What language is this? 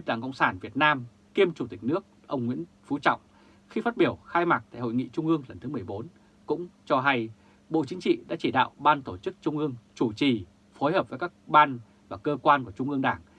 Vietnamese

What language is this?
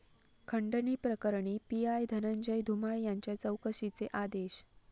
Marathi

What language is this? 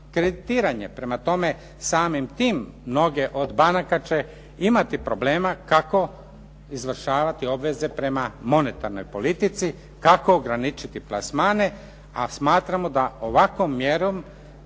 Croatian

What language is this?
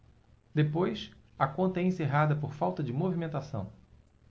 Portuguese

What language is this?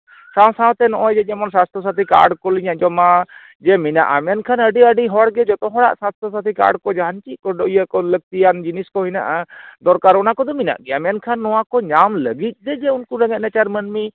Santali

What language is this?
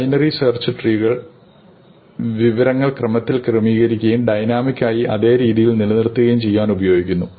Malayalam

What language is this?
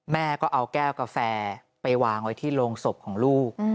Thai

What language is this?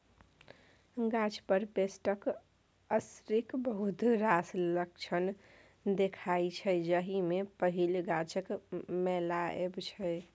Maithili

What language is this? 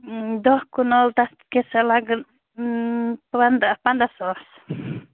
Kashmiri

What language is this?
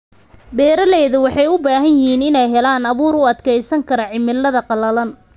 Somali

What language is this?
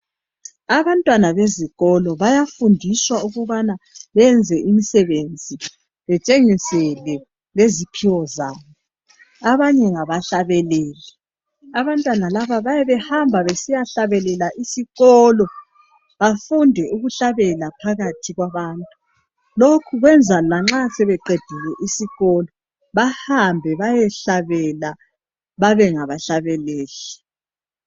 North Ndebele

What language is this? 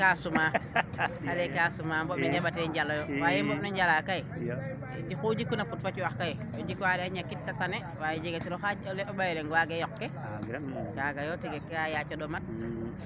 Serer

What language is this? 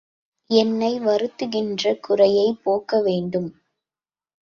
Tamil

